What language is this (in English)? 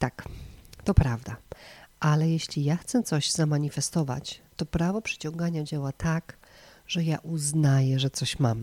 Polish